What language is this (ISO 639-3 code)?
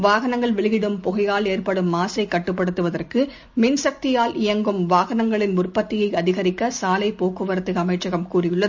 tam